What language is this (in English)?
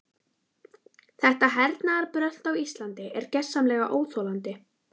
Icelandic